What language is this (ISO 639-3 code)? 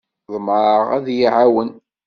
kab